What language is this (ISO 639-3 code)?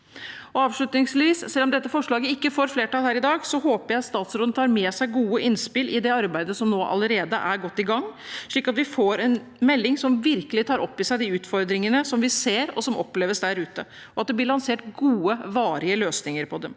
nor